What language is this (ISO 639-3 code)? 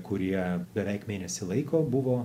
lit